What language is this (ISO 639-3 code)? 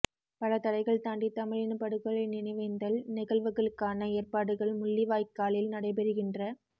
tam